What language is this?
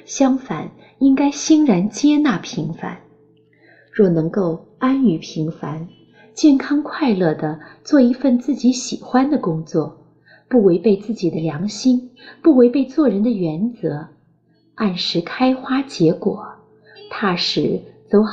Chinese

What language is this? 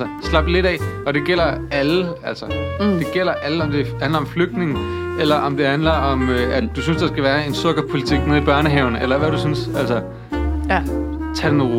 Danish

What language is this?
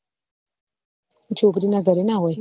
Gujarati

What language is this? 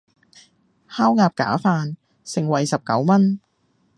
Cantonese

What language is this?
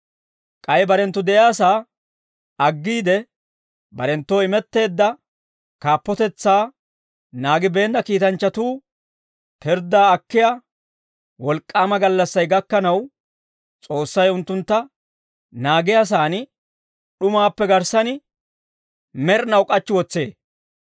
Dawro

